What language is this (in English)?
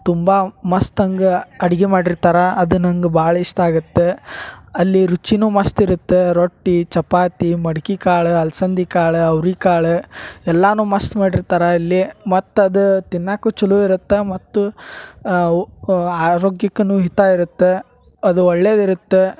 Kannada